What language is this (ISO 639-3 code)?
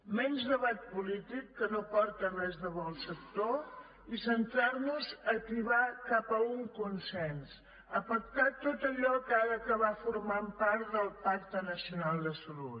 cat